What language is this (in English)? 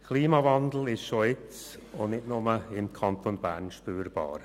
Swiss German